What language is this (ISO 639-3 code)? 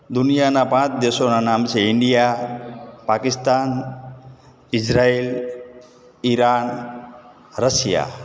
guj